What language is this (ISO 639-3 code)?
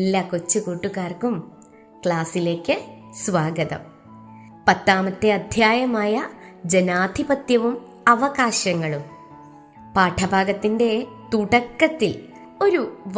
mal